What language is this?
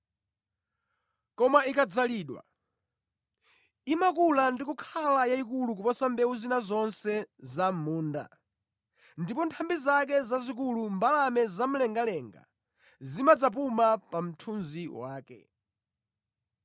Nyanja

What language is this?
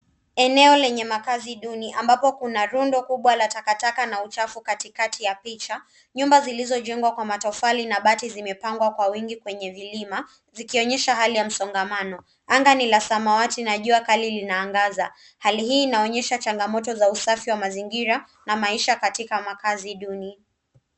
Swahili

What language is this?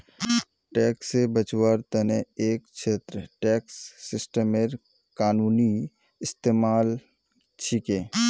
Magahi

